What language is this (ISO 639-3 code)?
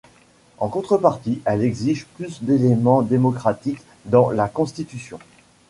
fra